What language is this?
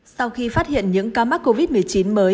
Vietnamese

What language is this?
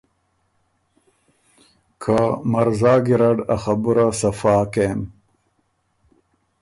Ormuri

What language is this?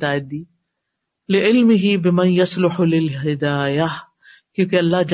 Urdu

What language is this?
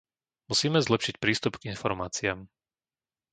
Slovak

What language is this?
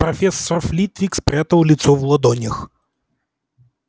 Russian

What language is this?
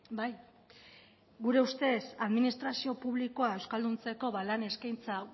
Basque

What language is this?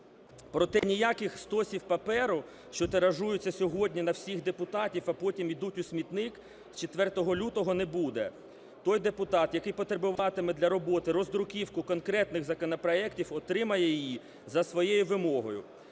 Ukrainian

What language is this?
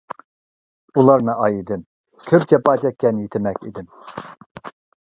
Uyghur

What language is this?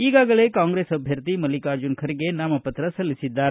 Kannada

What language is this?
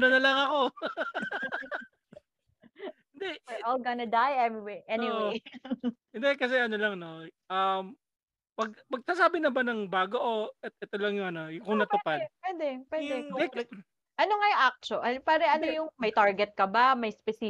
Filipino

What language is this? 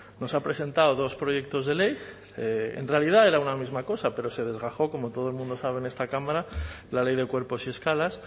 Spanish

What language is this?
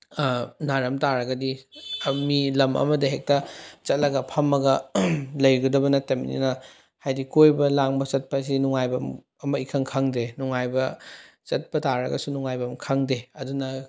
Manipuri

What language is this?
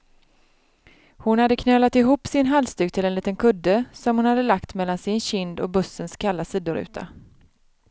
Swedish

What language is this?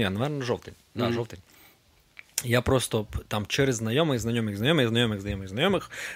Ukrainian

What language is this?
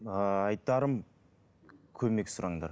Kazakh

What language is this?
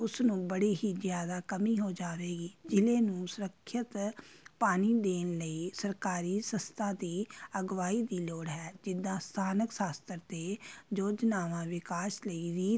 Punjabi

